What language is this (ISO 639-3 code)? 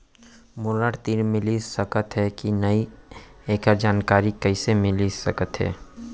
hne